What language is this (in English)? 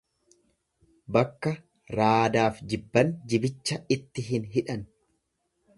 Oromo